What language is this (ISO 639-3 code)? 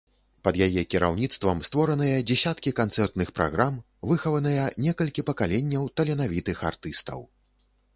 bel